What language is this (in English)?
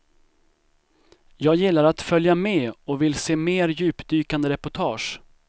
Swedish